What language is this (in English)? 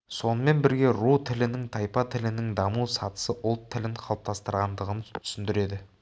Kazakh